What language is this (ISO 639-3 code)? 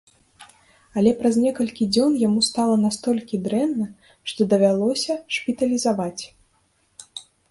bel